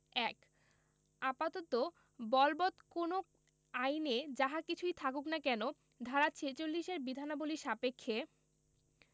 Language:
Bangla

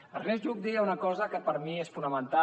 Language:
Catalan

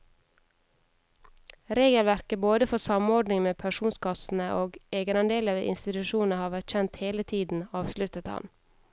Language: Norwegian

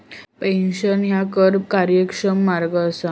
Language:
Marathi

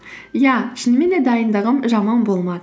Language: Kazakh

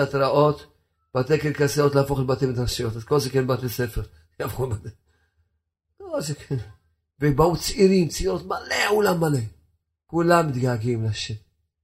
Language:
Hebrew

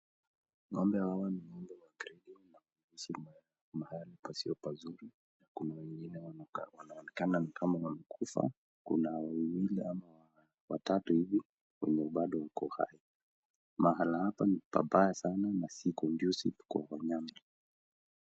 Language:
Swahili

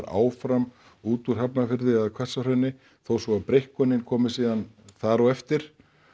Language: Icelandic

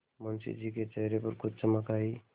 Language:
Hindi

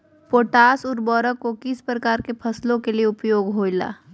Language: Magahi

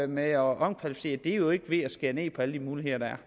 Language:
Danish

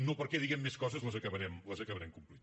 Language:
Catalan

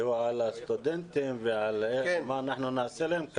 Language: Hebrew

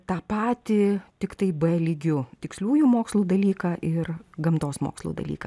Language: Lithuanian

